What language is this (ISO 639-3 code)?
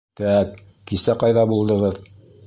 bak